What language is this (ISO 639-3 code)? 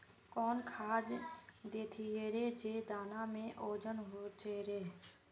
mag